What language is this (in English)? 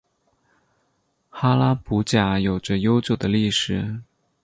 Chinese